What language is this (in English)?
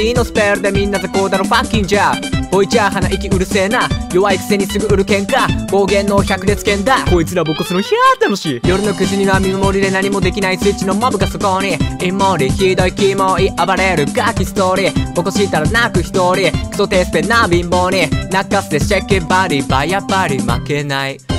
Japanese